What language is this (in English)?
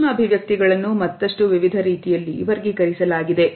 Kannada